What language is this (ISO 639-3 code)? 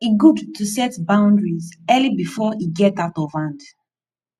pcm